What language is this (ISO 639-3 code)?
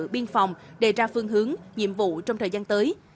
vie